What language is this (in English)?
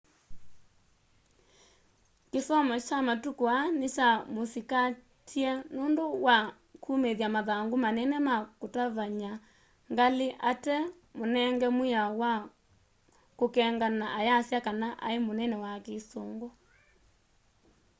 Kamba